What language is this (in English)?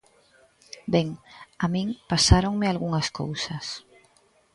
Galician